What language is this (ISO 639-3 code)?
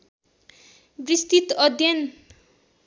nep